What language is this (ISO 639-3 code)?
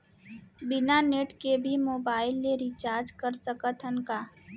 hne